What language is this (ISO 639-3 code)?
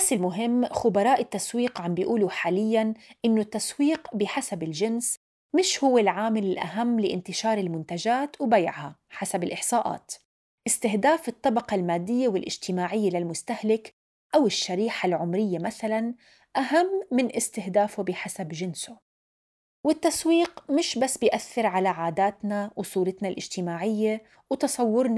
ara